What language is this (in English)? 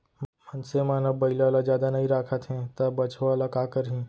Chhattisgarhi